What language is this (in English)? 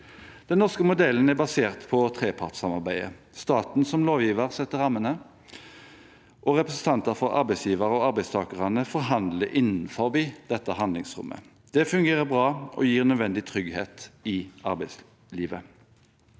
Norwegian